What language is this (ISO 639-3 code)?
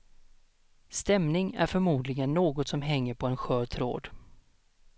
swe